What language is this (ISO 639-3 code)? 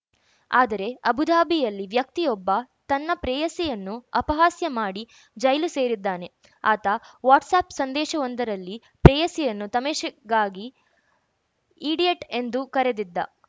kan